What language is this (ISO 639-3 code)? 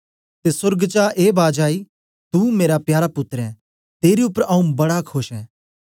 doi